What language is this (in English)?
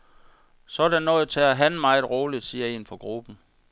Danish